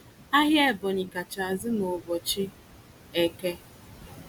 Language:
Igbo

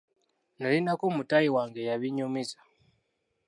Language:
Ganda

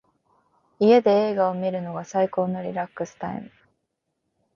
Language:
Japanese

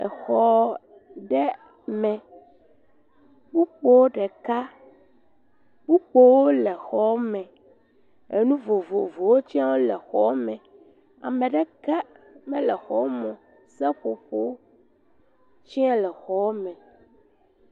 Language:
Ewe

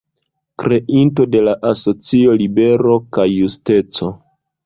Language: Esperanto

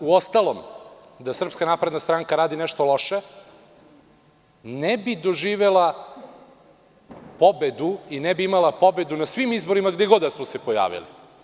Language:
Serbian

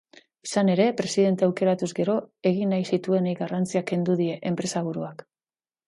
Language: Basque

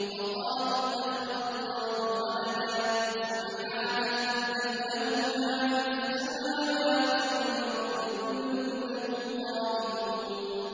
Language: Arabic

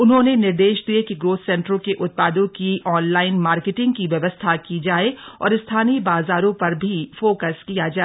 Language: Hindi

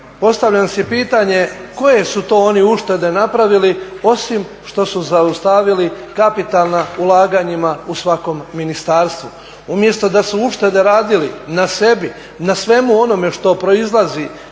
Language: Croatian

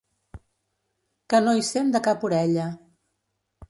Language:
Catalan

